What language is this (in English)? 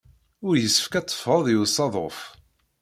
Kabyle